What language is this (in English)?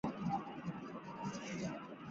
Chinese